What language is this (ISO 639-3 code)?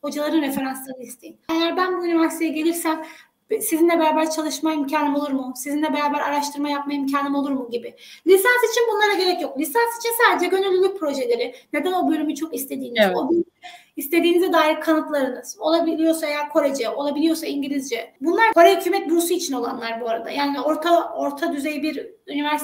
tur